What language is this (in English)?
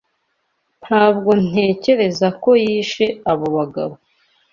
Kinyarwanda